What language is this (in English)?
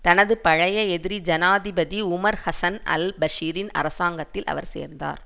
Tamil